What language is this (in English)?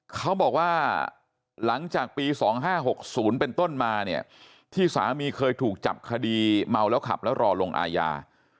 Thai